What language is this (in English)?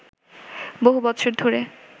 Bangla